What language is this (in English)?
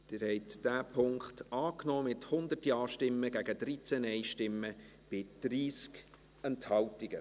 Swiss German